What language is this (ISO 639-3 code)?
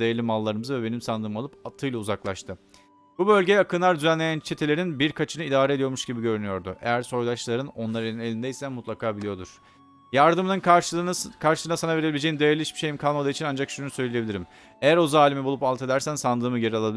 tur